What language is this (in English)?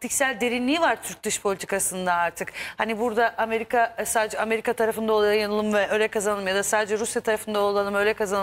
Turkish